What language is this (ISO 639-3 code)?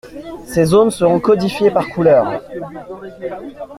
fra